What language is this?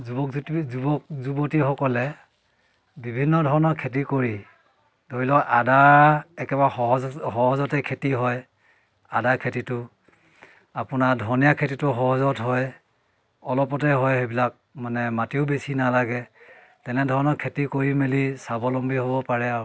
Assamese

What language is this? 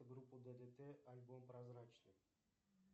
Russian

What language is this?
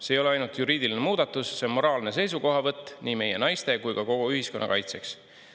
Estonian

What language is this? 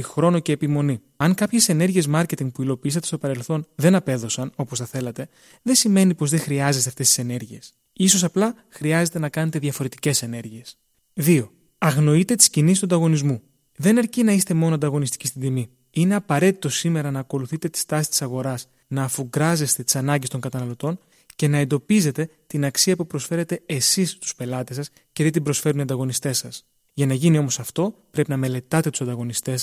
Greek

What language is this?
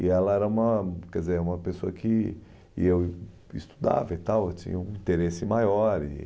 Portuguese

